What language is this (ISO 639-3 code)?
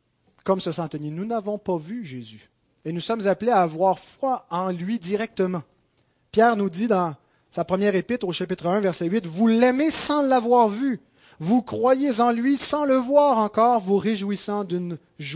fra